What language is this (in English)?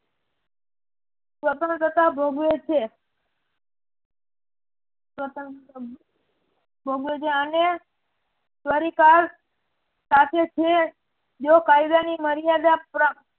Gujarati